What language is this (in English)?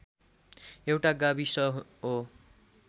Nepali